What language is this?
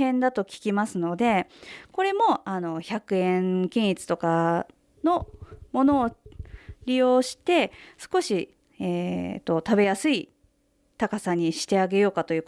Japanese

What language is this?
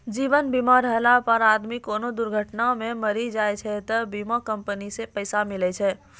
Maithili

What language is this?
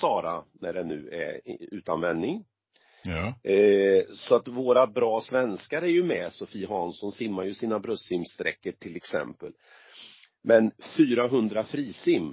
Swedish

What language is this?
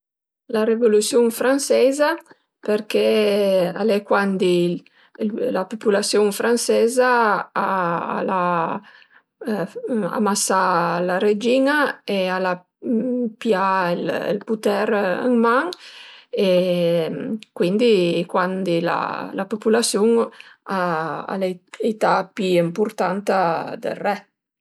Piedmontese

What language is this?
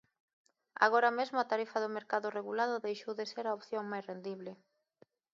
Galician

